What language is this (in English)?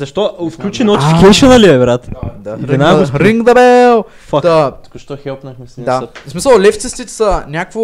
Bulgarian